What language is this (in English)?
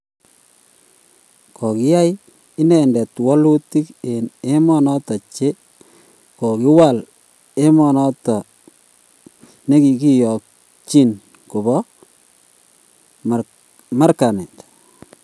Kalenjin